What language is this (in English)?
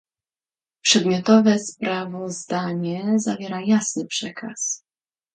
Polish